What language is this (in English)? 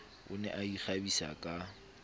Southern Sotho